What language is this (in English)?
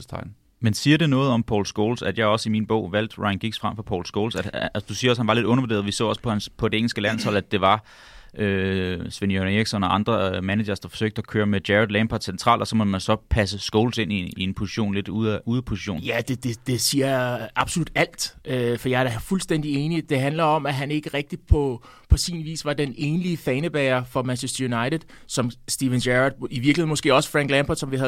Danish